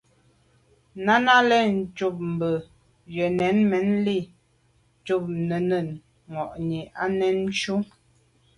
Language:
Medumba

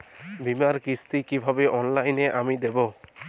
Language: Bangla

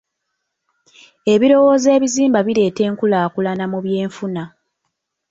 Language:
Ganda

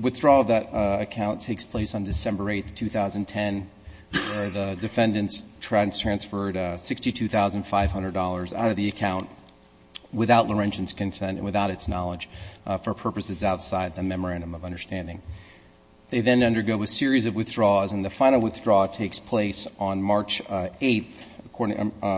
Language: English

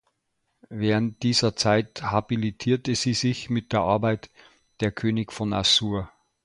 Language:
German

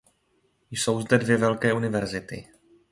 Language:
Czech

